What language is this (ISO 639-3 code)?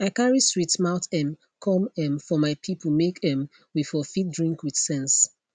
pcm